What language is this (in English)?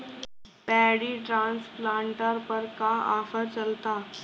Bhojpuri